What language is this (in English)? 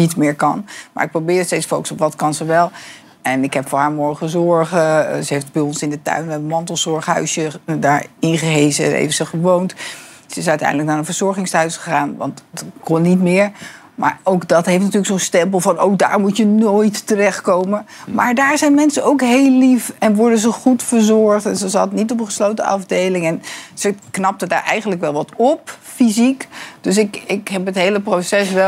Dutch